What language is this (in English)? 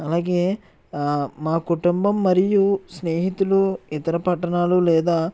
Telugu